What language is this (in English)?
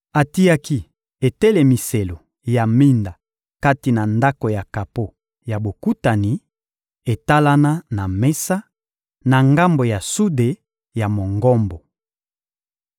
Lingala